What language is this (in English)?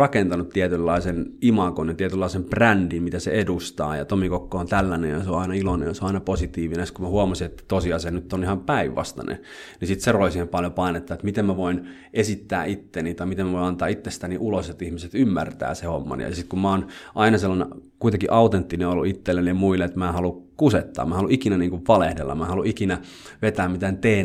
Finnish